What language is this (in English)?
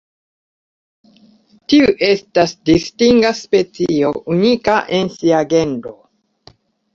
Esperanto